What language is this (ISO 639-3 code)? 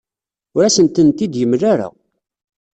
kab